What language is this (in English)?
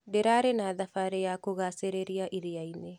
Kikuyu